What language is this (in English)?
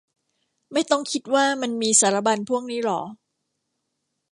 Thai